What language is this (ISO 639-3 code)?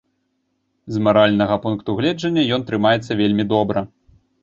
bel